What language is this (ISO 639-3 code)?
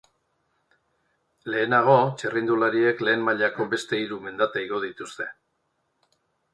eus